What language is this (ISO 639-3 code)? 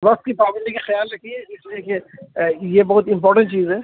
urd